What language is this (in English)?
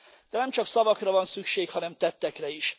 Hungarian